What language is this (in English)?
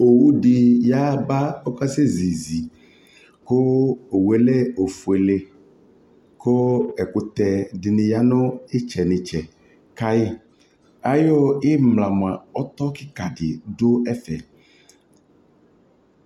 Ikposo